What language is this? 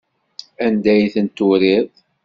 Kabyle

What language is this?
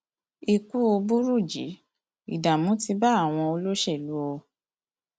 Yoruba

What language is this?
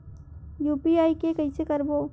Chhattisgarhi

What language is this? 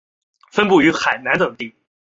Chinese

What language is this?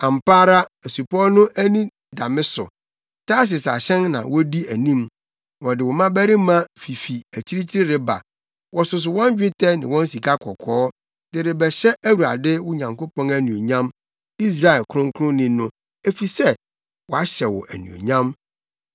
Akan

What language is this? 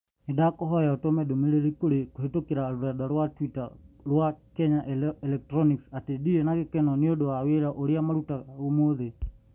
Kikuyu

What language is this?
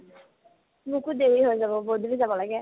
Assamese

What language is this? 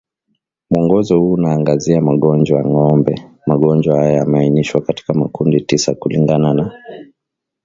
Swahili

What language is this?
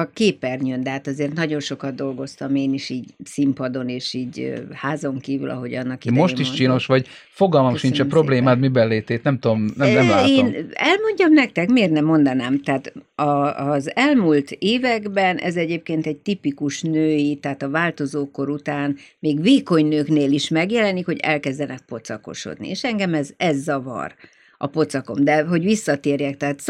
Hungarian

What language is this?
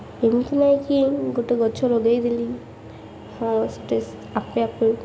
Odia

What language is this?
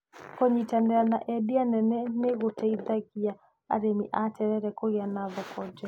Kikuyu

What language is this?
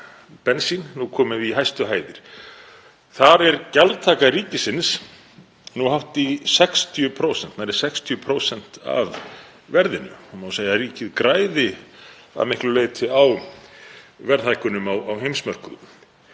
Icelandic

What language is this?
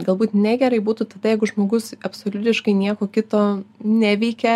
Lithuanian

